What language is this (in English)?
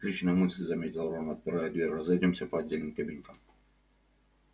Russian